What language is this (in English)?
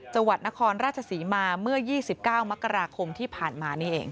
Thai